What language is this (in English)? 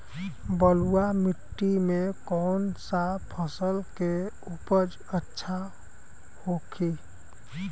Bhojpuri